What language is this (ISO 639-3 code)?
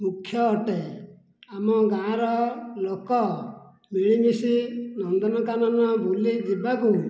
ori